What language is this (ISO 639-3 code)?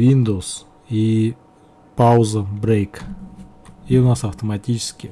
rus